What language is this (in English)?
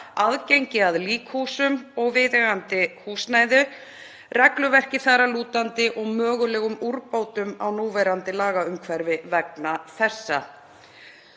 Icelandic